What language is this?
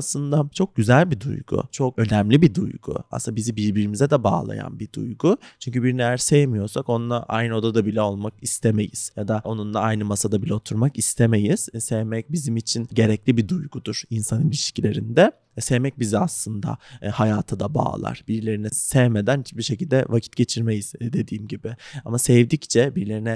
Turkish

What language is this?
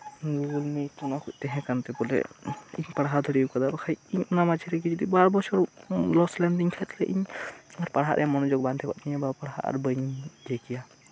Santali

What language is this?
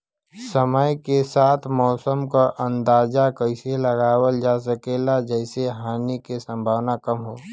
Bhojpuri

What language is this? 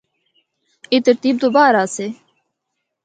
Northern Hindko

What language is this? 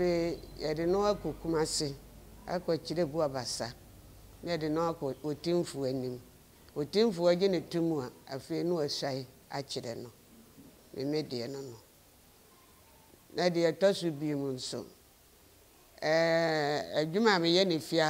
French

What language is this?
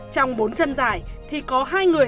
Vietnamese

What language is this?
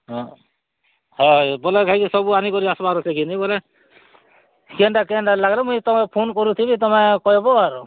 Odia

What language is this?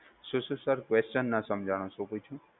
Gujarati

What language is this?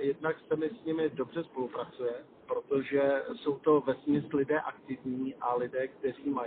Czech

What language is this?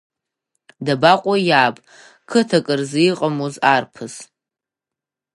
Abkhazian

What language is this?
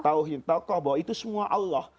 Indonesian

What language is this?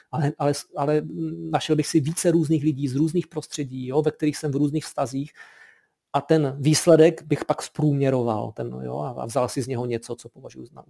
Czech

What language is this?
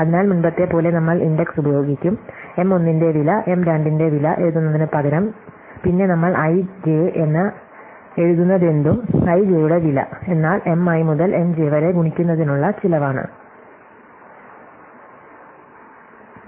Malayalam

